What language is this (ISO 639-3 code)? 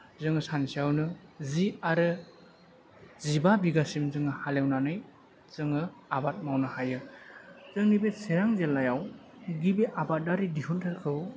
brx